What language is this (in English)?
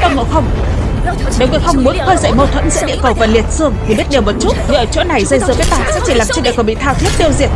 Vietnamese